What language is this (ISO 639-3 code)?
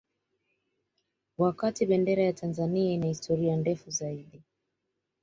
swa